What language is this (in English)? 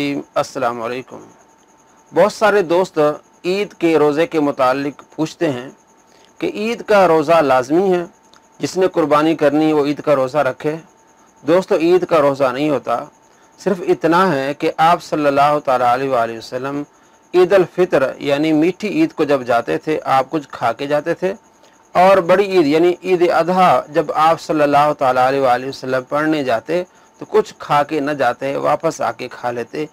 Arabic